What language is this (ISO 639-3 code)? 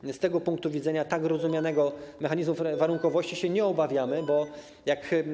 pol